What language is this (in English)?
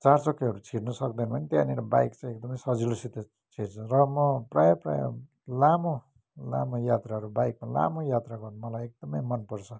Nepali